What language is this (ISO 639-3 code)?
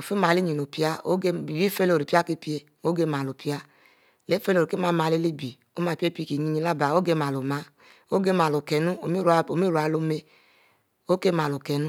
mfo